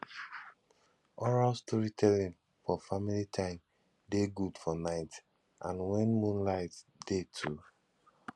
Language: Nigerian Pidgin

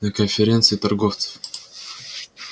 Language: Russian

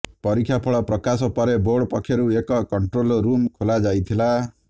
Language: Odia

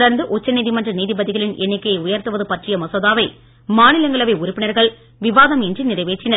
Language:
Tamil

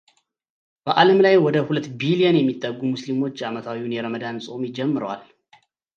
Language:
Amharic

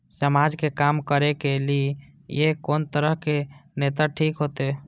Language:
Maithili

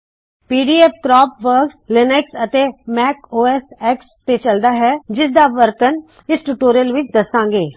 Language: Punjabi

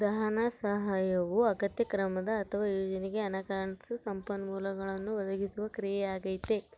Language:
Kannada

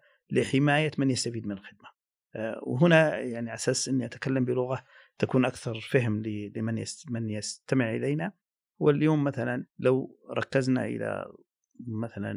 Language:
Arabic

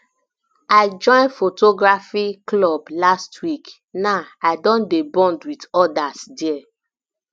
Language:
Nigerian Pidgin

